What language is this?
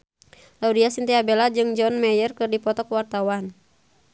Sundanese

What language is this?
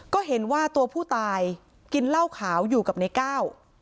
Thai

